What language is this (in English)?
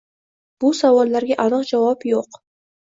Uzbek